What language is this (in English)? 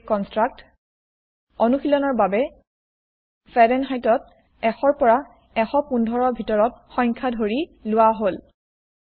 Assamese